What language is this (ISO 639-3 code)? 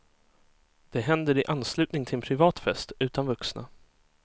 swe